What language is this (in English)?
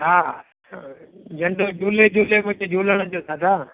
Sindhi